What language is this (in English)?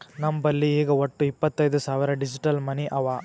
Kannada